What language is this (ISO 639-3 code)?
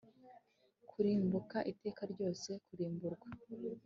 kin